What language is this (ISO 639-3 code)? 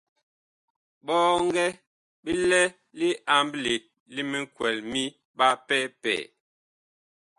bkh